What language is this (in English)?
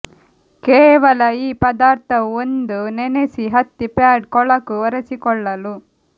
Kannada